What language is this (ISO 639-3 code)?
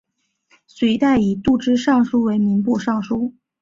zho